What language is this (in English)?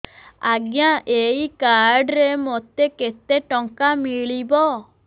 Odia